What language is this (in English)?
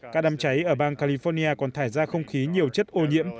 Vietnamese